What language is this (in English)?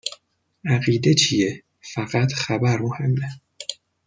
Persian